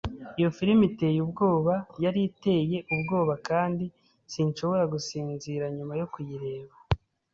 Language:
Kinyarwanda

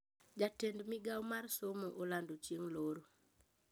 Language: Luo (Kenya and Tanzania)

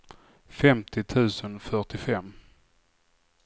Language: Swedish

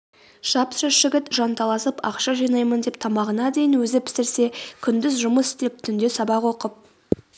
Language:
Kazakh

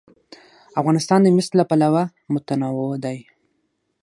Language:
Pashto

